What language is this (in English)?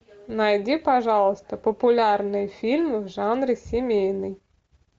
Russian